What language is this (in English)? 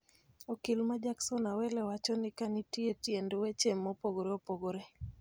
Luo (Kenya and Tanzania)